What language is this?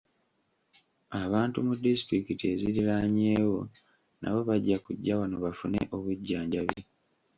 Ganda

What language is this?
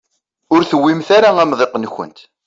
Kabyle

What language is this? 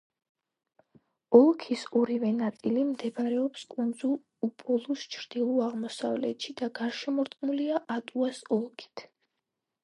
Georgian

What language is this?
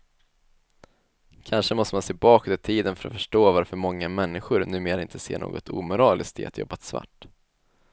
Swedish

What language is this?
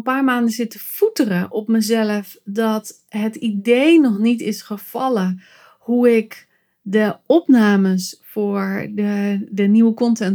Dutch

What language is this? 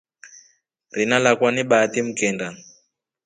Rombo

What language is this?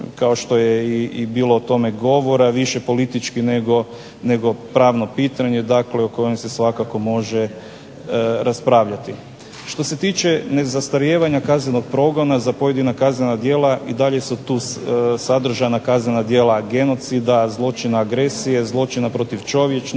Croatian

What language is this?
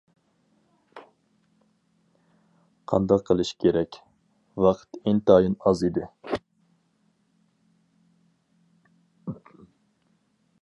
Uyghur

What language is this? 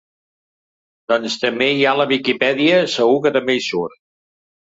Catalan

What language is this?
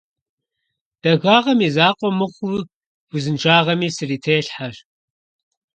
Kabardian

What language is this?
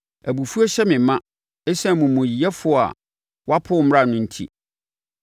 Akan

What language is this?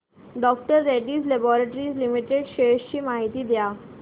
Marathi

